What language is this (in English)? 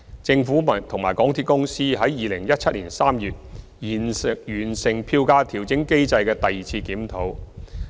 Cantonese